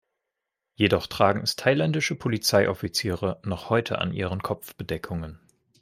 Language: German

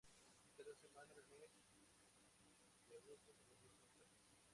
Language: Spanish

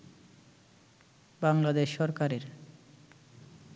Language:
Bangla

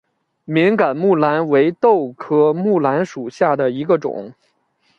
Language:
Chinese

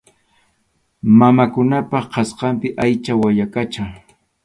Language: Arequipa-La Unión Quechua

